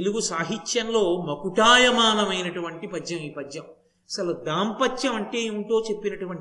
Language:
Telugu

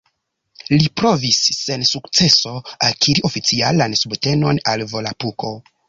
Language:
Esperanto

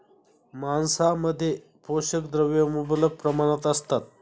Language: Marathi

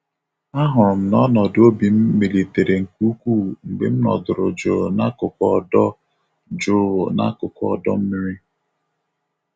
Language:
Igbo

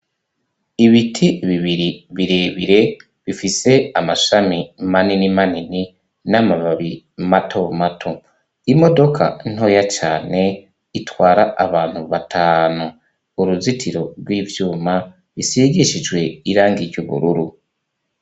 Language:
Rundi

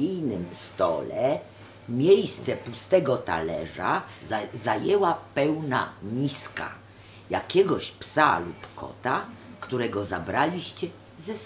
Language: Polish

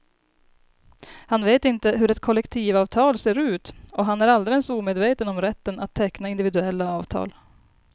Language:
Swedish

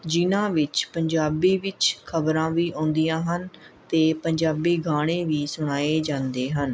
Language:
Punjabi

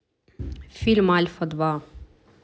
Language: Russian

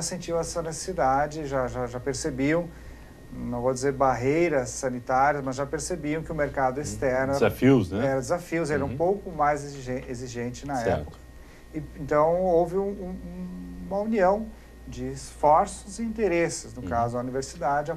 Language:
Portuguese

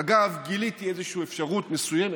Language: Hebrew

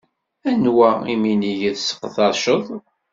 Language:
Kabyle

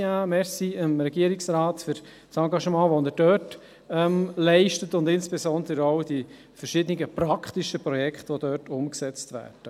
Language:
Swiss German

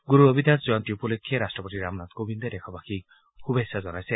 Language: Assamese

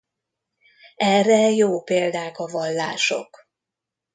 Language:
Hungarian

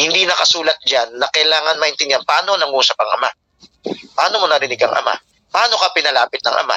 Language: Filipino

